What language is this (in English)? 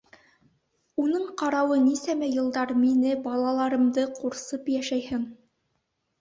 Bashkir